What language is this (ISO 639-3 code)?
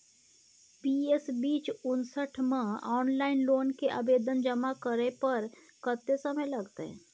mai